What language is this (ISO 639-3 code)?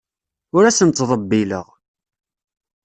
kab